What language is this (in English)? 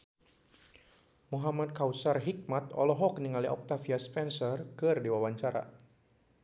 Sundanese